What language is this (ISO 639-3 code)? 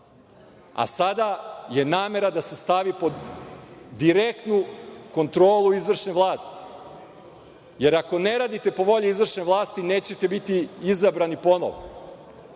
srp